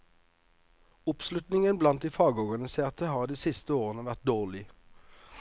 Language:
Norwegian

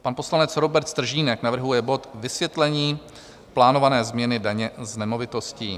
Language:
Czech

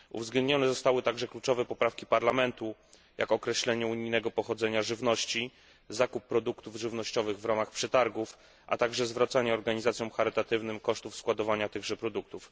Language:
Polish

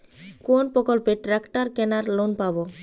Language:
Bangla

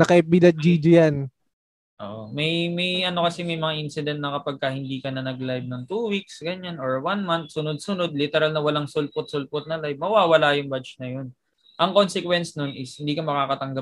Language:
Filipino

